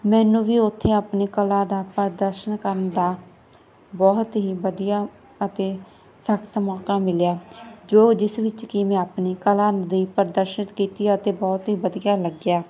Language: Punjabi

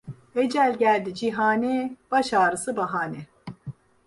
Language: Turkish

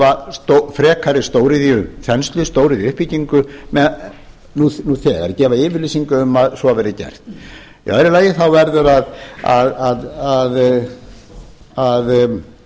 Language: Icelandic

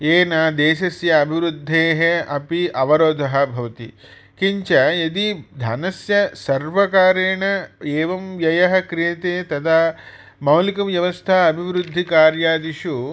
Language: Sanskrit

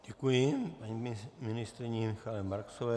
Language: Czech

